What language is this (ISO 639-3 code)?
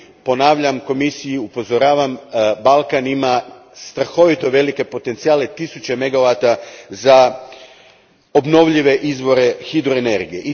hrv